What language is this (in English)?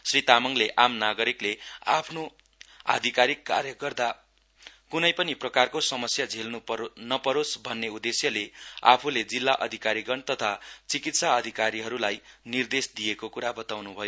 Nepali